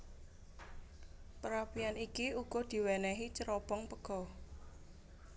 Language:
Javanese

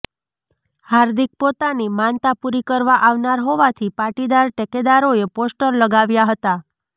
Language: Gujarati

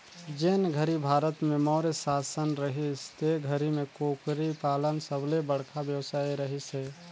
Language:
Chhattisgarhi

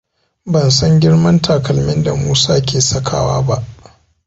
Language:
Hausa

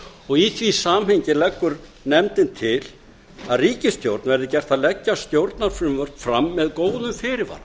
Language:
Icelandic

